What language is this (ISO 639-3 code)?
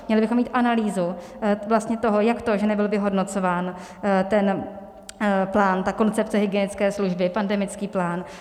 ces